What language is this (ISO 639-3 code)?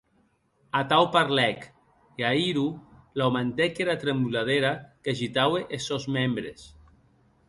oci